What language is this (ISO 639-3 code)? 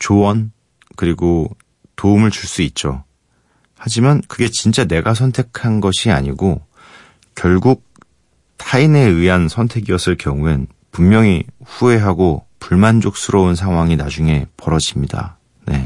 kor